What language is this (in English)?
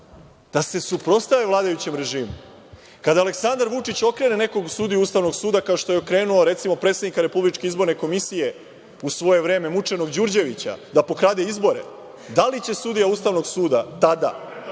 Serbian